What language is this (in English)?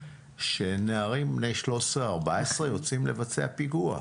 Hebrew